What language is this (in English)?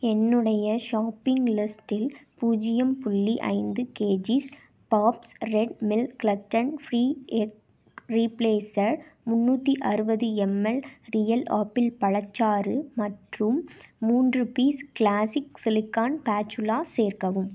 Tamil